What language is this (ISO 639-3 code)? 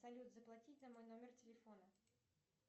rus